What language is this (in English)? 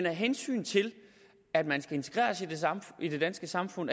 Danish